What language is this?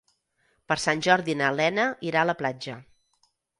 Catalan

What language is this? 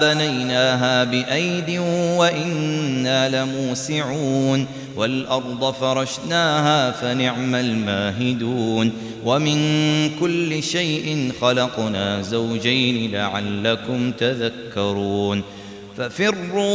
Arabic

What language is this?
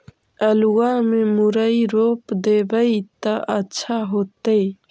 Magahi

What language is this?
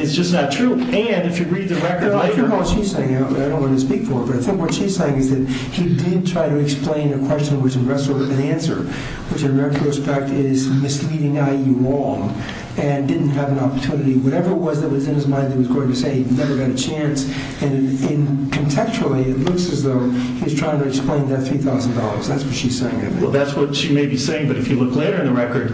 English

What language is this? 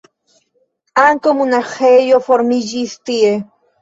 Esperanto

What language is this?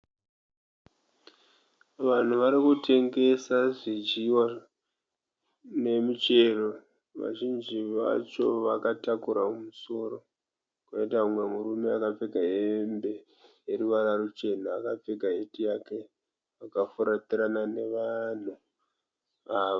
Shona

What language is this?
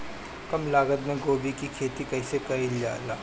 Bhojpuri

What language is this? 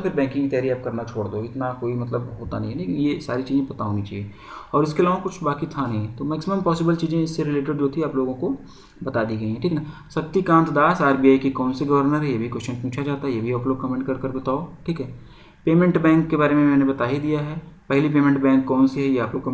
Hindi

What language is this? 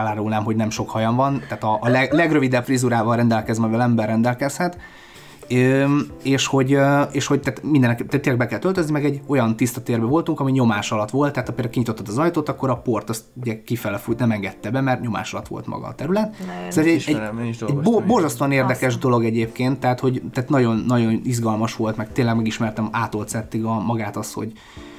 Hungarian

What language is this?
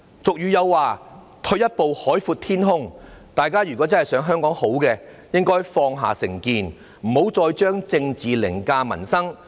Cantonese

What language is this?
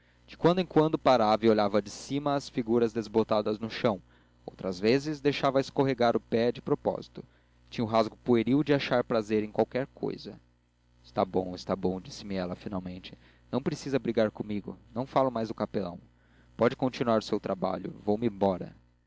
Portuguese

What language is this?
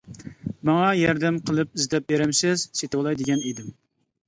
Uyghur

